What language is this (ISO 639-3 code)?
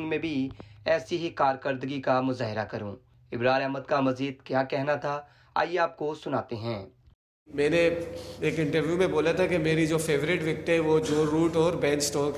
urd